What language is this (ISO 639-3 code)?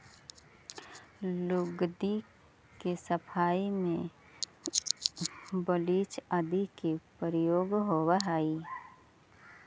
mag